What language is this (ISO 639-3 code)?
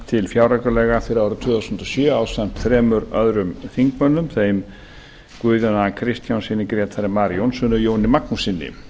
isl